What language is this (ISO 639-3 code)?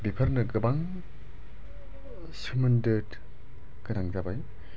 brx